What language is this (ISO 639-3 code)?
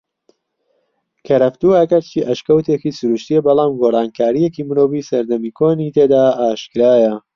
ckb